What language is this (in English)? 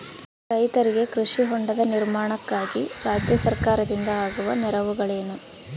Kannada